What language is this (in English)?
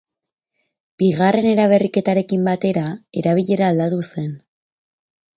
Basque